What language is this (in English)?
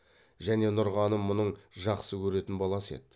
Kazakh